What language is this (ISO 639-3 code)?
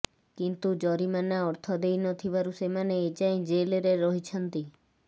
ori